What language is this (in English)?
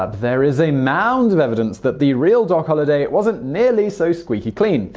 English